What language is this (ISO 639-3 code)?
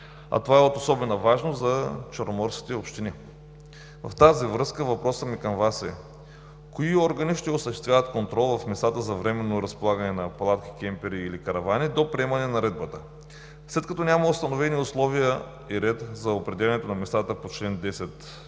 bul